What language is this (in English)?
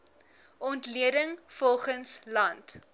Afrikaans